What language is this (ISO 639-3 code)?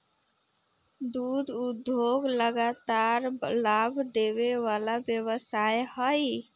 mag